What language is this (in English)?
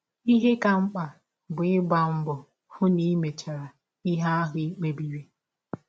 Igbo